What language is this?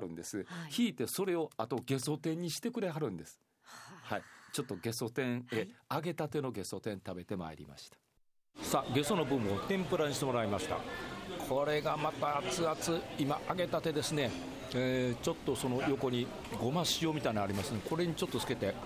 Japanese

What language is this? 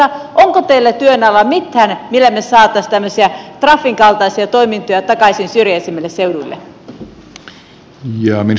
Finnish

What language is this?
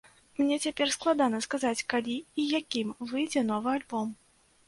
Belarusian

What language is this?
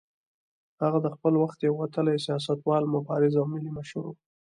Pashto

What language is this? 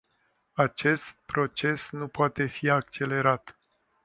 Romanian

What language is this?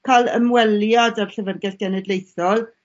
Welsh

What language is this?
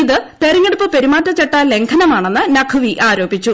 Malayalam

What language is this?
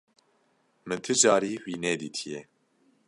Kurdish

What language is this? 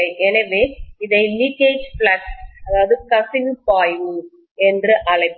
Tamil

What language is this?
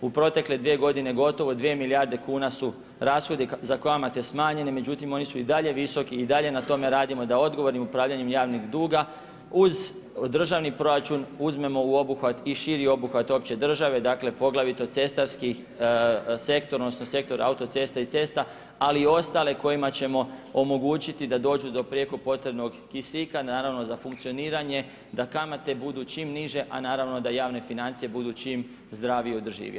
Croatian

